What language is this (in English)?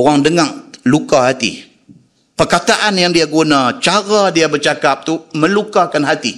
Malay